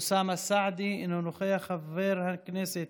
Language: Hebrew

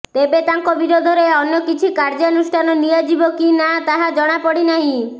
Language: Odia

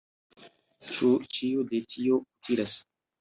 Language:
Esperanto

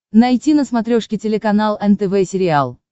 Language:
Russian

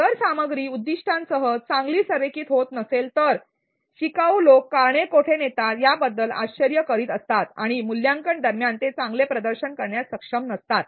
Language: Marathi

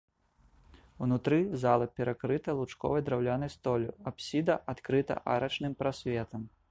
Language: Belarusian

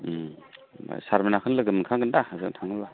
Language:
Bodo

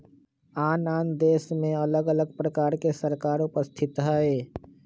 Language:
Magahi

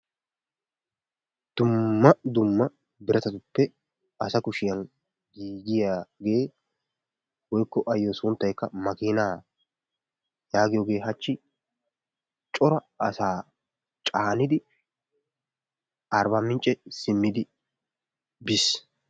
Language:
Wolaytta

